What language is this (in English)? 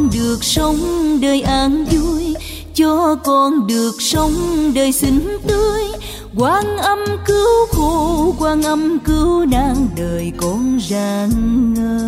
Vietnamese